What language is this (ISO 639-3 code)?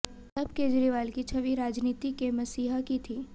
hin